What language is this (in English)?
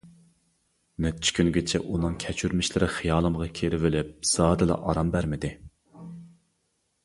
Uyghur